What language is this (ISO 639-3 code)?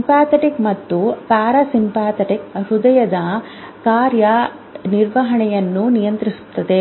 kan